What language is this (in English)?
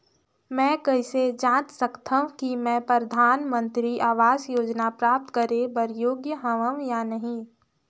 Chhattisgarhi